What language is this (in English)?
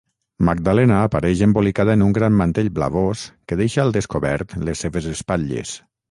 Catalan